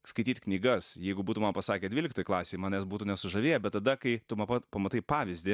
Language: Lithuanian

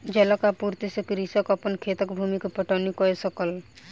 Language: Maithili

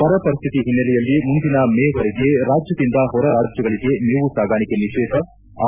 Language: Kannada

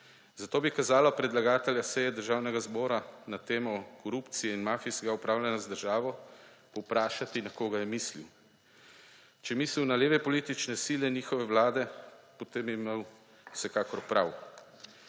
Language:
Slovenian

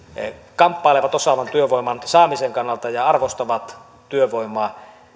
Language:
Finnish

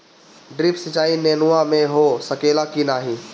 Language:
Bhojpuri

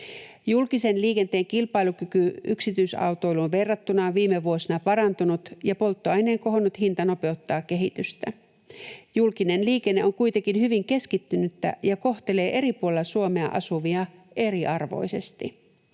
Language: Finnish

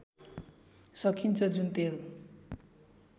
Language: Nepali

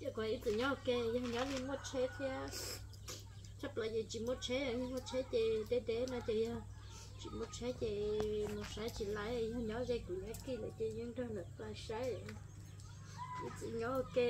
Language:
Vietnamese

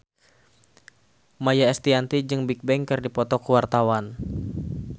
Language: Sundanese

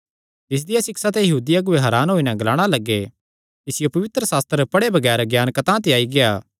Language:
Kangri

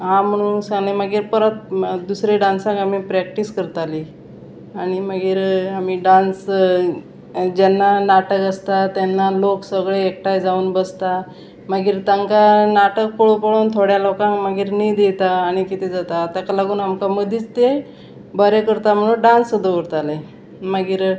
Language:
Konkani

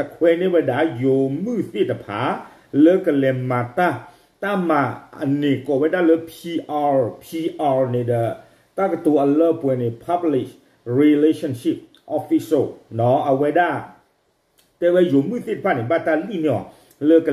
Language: Thai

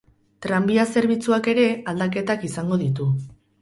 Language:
Basque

